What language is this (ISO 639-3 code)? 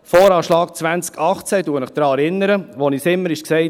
gsw